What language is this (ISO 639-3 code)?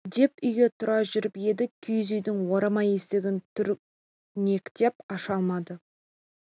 kaz